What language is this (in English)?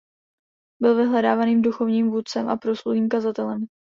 Czech